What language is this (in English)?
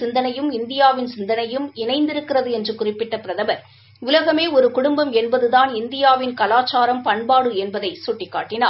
Tamil